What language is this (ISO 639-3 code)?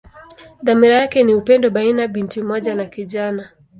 swa